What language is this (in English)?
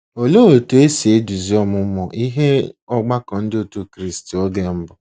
Igbo